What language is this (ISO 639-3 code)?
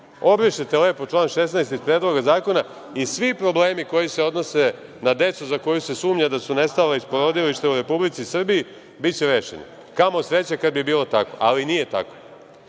srp